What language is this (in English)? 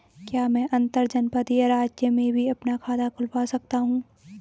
Hindi